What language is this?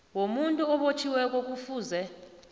South Ndebele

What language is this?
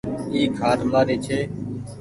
Goaria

